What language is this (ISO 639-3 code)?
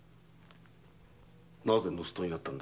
jpn